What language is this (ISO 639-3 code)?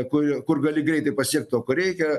lit